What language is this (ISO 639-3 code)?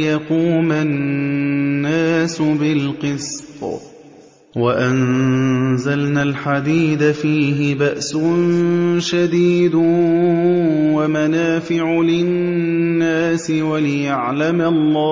ara